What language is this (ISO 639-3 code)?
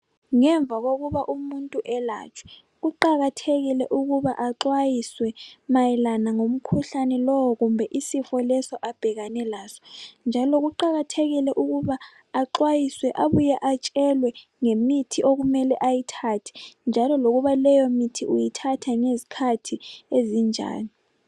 nde